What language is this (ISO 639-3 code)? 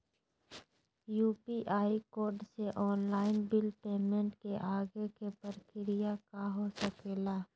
mag